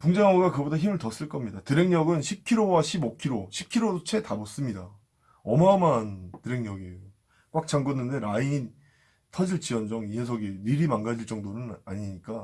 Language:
Korean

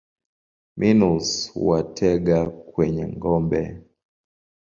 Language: Swahili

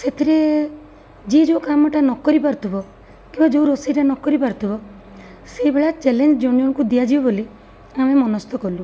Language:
Odia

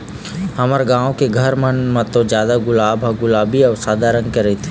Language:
Chhattisgarhi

